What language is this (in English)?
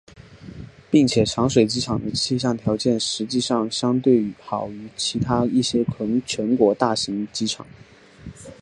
Chinese